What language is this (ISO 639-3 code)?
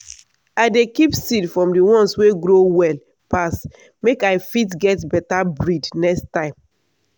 pcm